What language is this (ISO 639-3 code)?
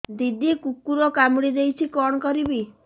ori